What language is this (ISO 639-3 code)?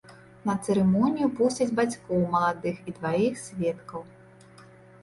bel